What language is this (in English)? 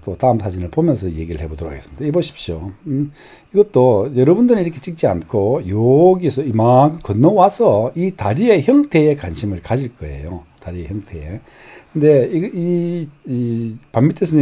Korean